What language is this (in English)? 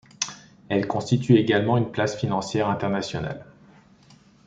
French